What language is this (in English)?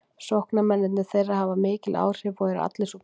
Icelandic